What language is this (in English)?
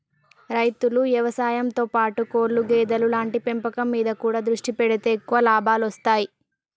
Telugu